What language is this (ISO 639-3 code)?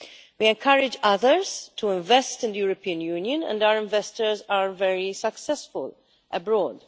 eng